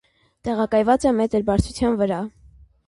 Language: Armenian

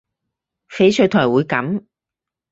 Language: Cantonese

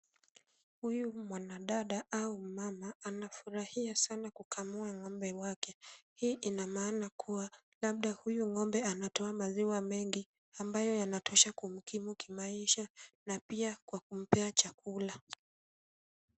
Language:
Swahili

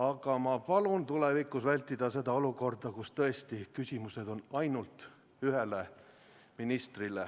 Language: Estonian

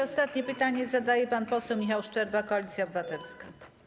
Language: Polish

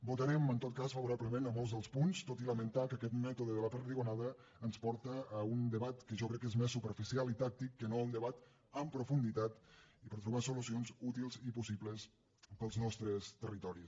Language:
Catalan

